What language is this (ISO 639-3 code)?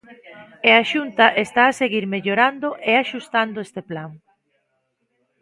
glg